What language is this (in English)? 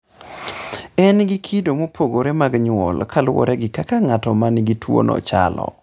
Luo (Kenya and Tanzania)